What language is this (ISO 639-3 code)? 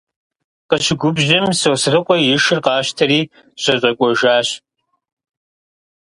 kbd